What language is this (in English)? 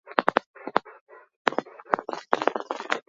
Basque